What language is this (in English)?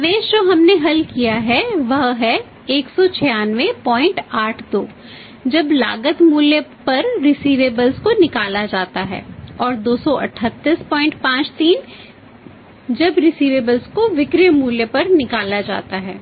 Hindi